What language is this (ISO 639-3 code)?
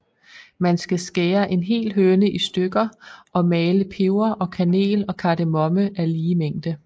dan